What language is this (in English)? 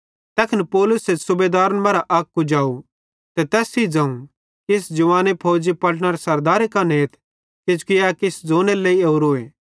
Bhadrawahi